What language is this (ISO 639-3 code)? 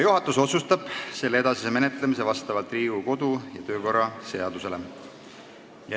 est